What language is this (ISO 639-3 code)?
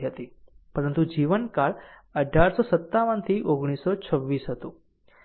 guj